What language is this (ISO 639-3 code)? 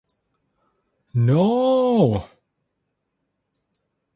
tha